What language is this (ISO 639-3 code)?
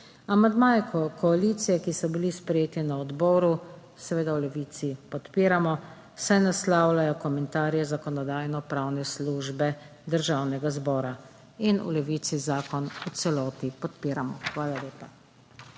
slv